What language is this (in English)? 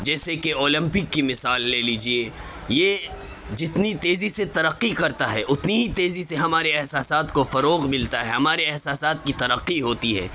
Urdu